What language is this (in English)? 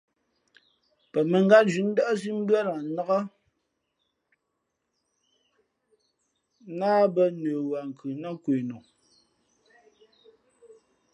Fe'fe'